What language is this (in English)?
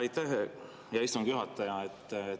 Estonian